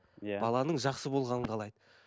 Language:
Kazakh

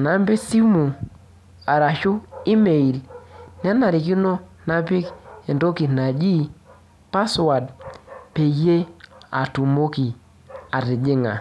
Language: Masai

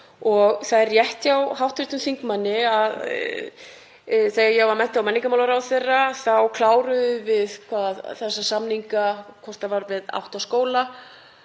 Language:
Icelandic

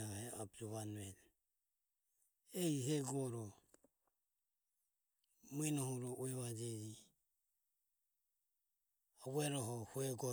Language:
Ömie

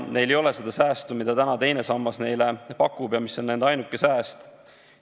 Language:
Estonian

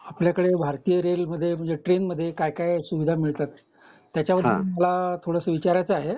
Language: Marathi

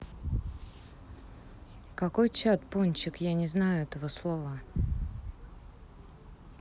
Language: Russian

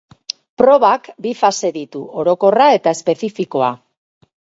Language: Basque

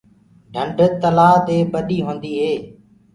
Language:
Gurgula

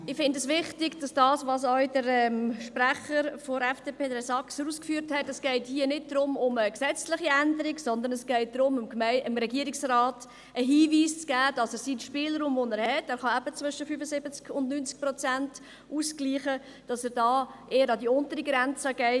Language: Swiss German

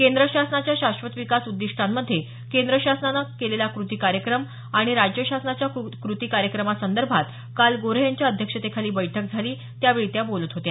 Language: Marathi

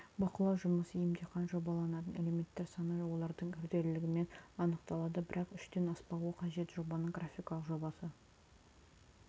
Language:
Kazakh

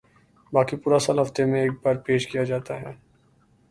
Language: Urdu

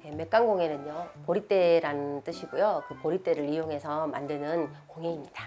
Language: Korean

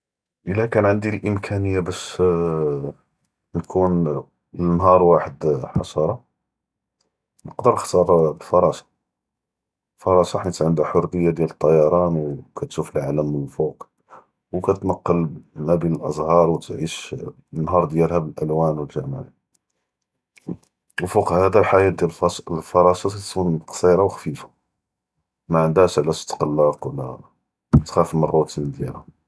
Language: Judeo-Arabic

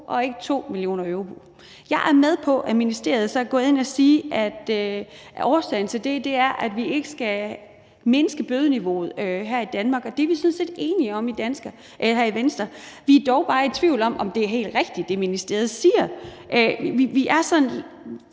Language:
Danish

